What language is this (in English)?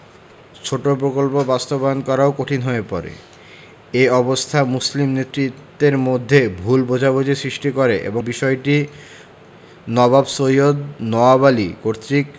Bangla